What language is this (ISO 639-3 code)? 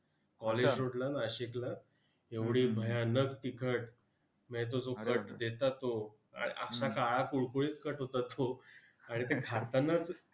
mar